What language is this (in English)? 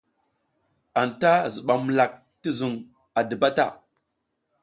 South Giziga